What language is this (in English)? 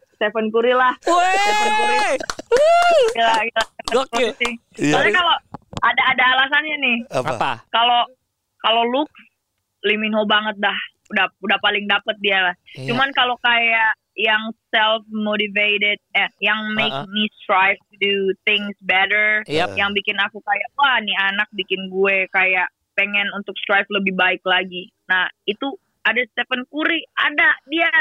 Indonesian